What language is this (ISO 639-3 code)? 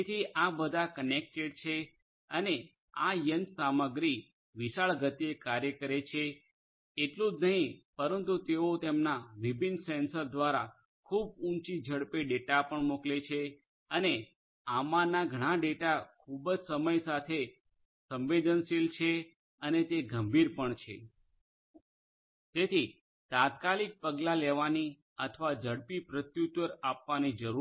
guj